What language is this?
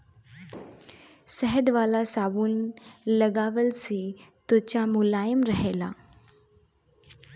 Bhojpuri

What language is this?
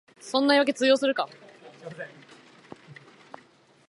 Japanese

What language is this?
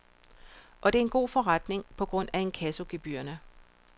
Danish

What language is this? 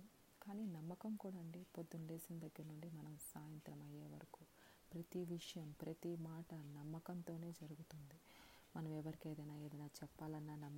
Telugu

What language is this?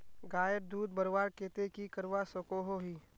Magahi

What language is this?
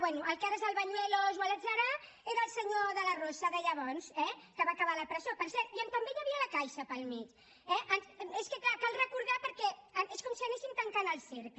Catalan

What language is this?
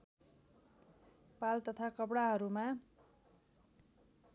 Nepali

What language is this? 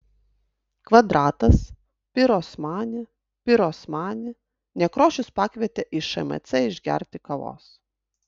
Lithuanian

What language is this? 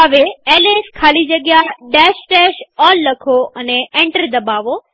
Gujarati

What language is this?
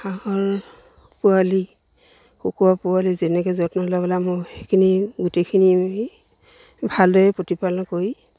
Assamese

